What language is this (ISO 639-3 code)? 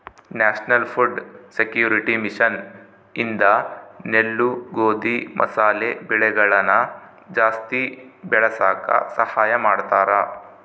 kan